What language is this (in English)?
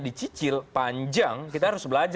Indonesian